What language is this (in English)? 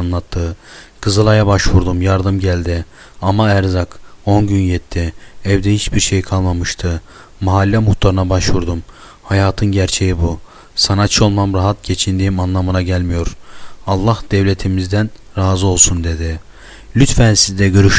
Turkish